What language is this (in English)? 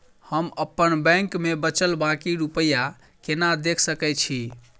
Maithili